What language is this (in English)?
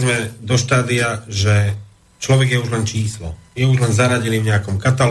Slovak